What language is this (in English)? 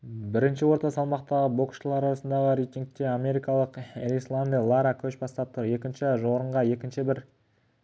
Kazakh